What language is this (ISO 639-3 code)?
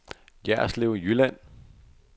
dan